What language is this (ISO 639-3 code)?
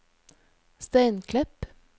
nor